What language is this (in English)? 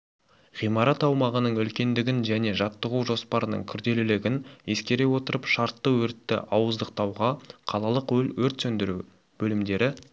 Kazakh